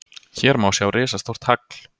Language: Icelandic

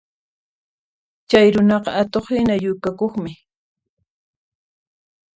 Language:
Puno Quechua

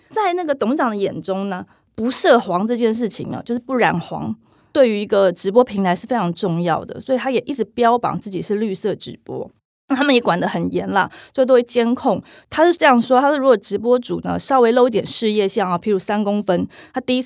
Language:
Chinese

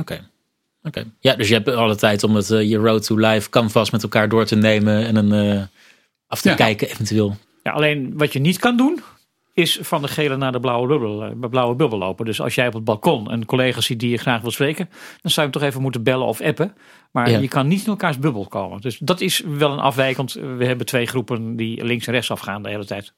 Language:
Dutch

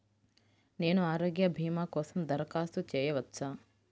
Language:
Telugu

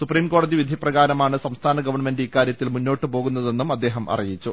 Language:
Malayalam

